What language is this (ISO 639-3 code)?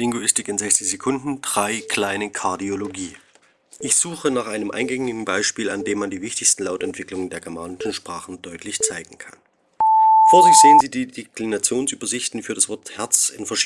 deu